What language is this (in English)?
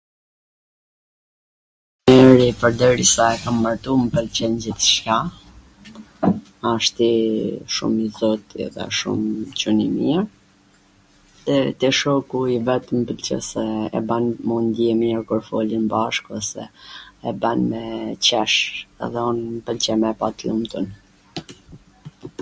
Gheg Albanian